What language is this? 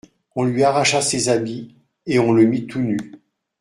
French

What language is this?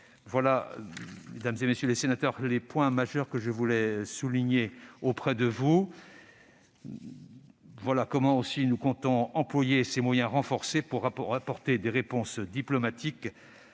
French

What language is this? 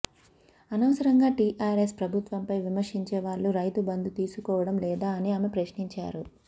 Telugu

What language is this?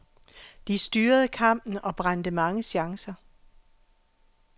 Danish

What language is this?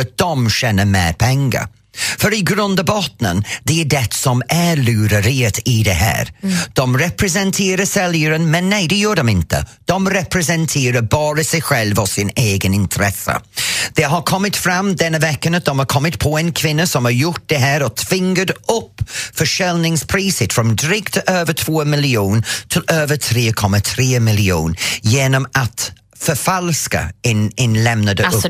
Swedish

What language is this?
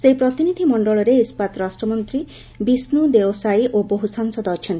Odia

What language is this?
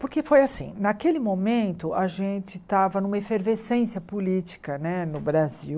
Portuguese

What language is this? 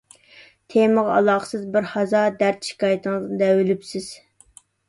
Uyghur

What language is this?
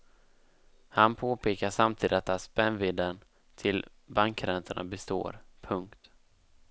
Swedish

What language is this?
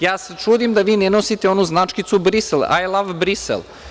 Serbian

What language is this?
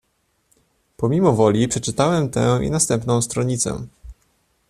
Polish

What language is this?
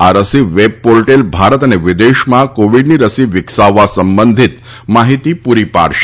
Gujarati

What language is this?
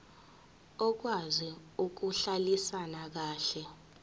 Zulu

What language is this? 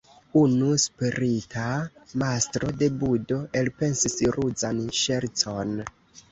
Esperanto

